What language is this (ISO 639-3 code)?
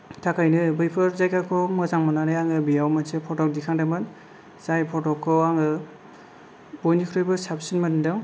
brx